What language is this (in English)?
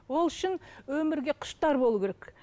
Kazakh